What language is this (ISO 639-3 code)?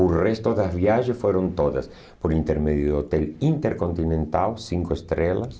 por